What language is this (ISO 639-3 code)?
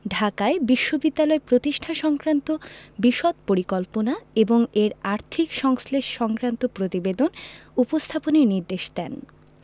ben